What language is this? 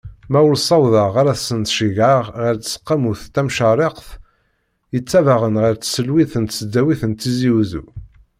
Kabyle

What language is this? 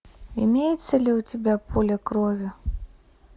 Russian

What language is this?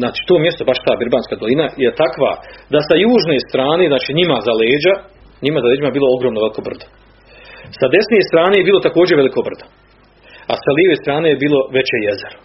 Croatian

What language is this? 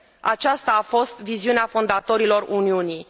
Romanian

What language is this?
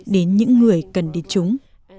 Vietnamese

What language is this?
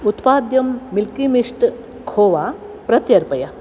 Sanskrit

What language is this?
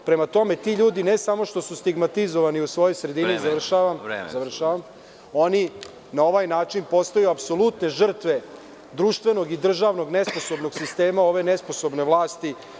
Serbian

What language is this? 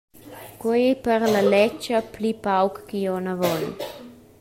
Romansh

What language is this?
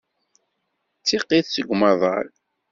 Kabyle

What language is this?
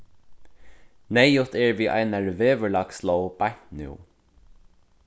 Faroese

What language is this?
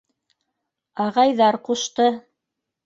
Bashkir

